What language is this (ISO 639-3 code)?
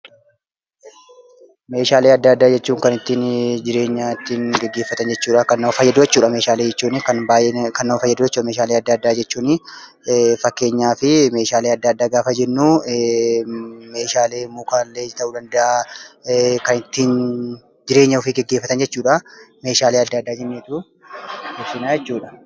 orm